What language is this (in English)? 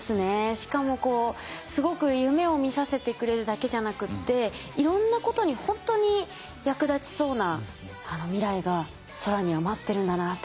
Japanese